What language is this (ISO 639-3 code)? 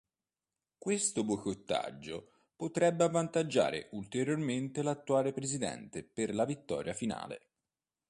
ita